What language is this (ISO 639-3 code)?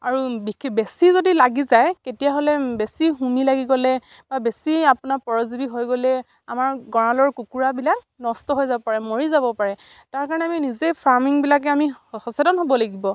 asm